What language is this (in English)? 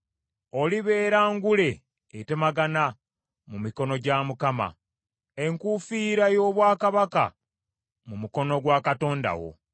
Ganda